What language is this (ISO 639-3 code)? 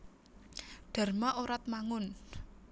jav